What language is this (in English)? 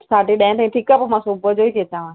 Sindhi